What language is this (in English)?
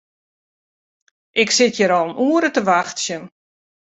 Western Frisian